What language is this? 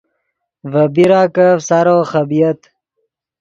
Yidgha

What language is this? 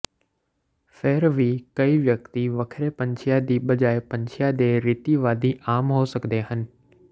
Punjabi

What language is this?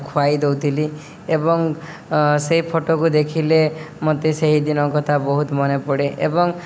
Odia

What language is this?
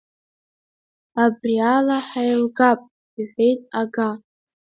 Abkhazian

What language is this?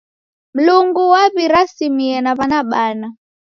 Taita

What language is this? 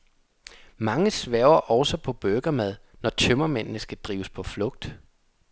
Danish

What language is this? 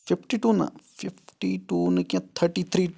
Kashmiri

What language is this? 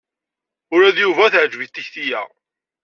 Kabyle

